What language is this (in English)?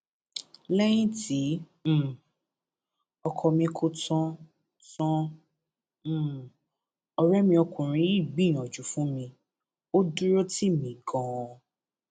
Yoruba